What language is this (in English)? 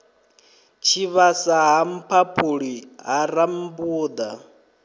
Venda